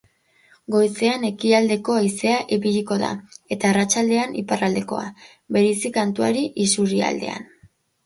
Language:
Basque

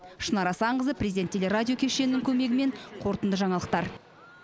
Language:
Kazakh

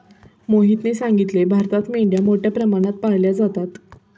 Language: Marathi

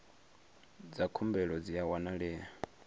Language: Venda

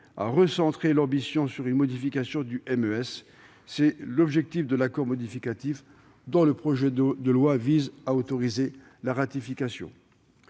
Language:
French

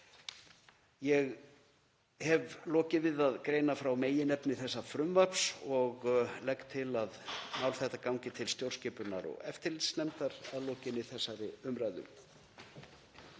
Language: Icelandic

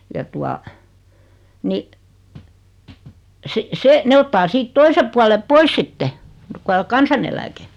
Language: Finnish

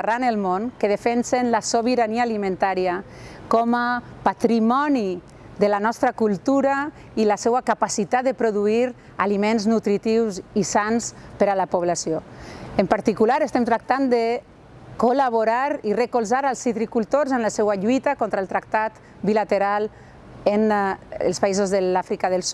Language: Catalan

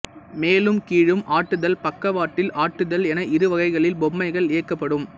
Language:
Tamil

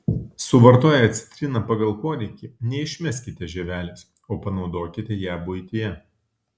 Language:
Lithuanian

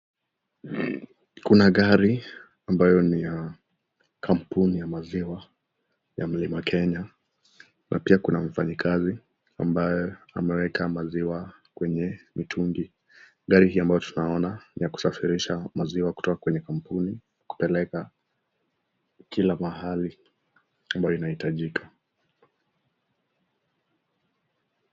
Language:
Swahili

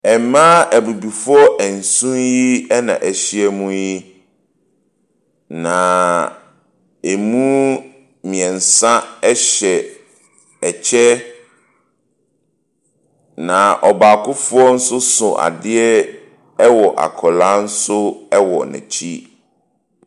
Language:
Akan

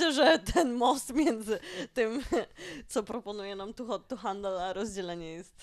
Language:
Polish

